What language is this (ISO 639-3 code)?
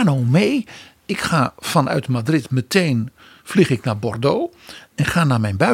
nld